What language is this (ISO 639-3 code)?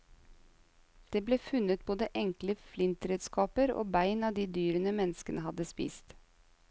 nor